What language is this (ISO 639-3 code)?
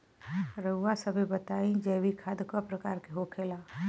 bho